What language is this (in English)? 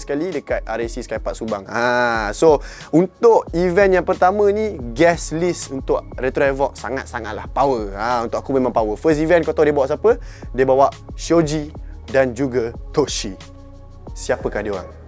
Malay